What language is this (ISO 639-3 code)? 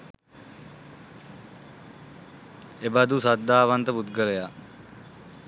sin